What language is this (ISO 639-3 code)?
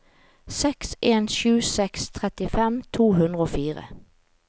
nor